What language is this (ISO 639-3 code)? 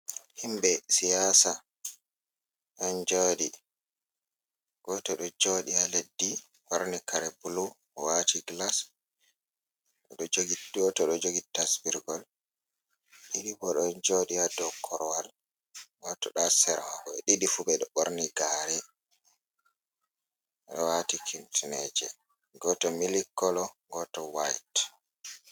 ful